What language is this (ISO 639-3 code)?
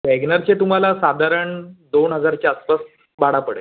mar